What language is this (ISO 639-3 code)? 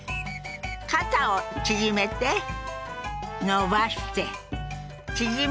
jpn